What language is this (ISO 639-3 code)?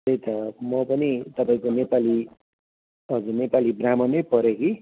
nep